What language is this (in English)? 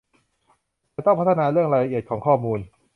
Thai